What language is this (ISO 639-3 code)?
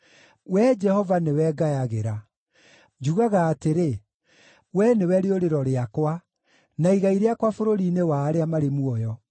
kik